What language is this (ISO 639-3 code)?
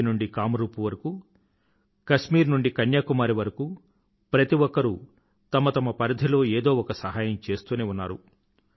tel